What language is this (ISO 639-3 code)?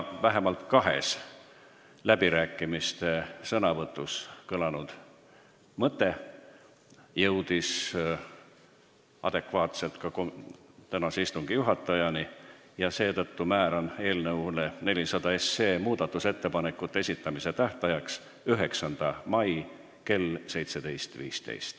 est